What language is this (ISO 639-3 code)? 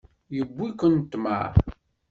kab